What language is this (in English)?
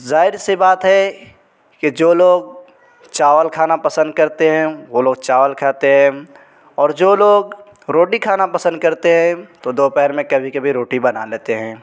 Urdu